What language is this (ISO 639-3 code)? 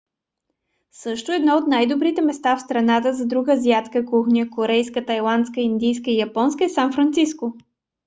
bul